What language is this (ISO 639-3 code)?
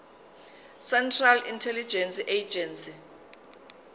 zul